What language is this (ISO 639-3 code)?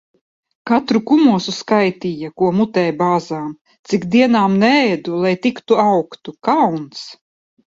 lav